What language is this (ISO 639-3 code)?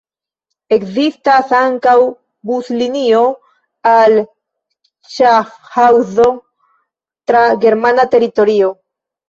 epo